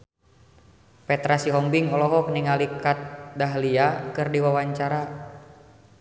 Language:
Sundanese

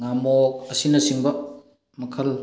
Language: Manipuri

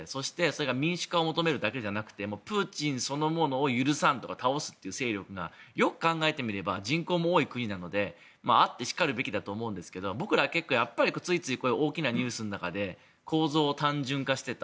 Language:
Japanese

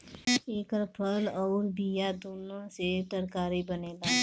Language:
Bhojpuri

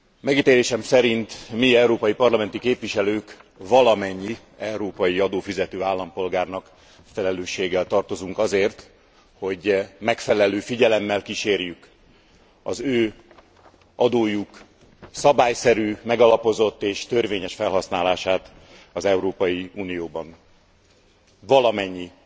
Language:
Hungarian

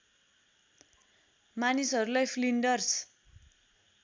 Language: Nepali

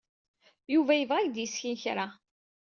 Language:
Kabyle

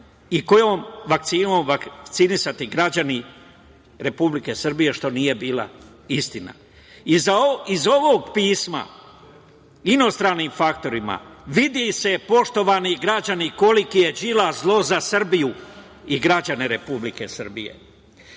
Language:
Serbian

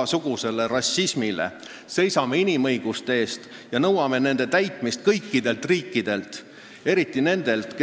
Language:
Estonian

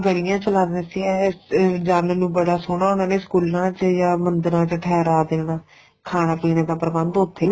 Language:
Punjabi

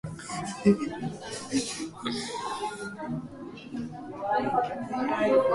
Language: Japanese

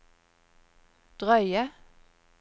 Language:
Norwegian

